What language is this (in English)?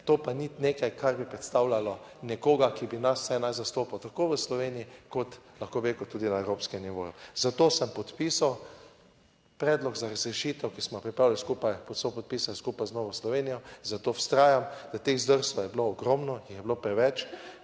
Slovenian